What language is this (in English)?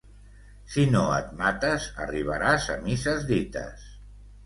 Catalan